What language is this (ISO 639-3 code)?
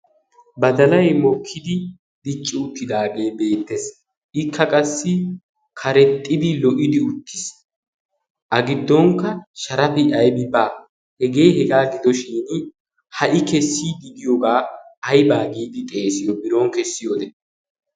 wal